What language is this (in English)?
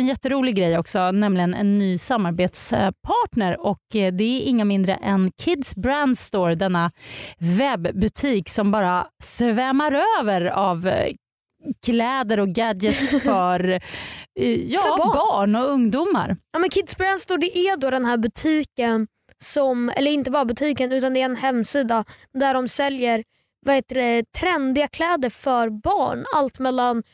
Swedish